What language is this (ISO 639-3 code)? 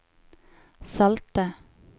nor